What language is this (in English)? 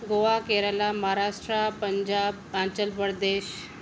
Sindhi